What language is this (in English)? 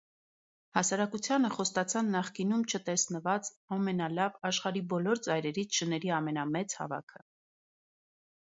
Armenian